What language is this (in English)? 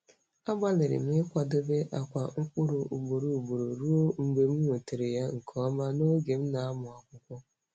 Igbo